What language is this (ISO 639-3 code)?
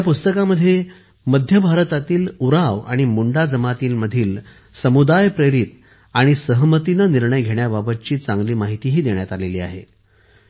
mar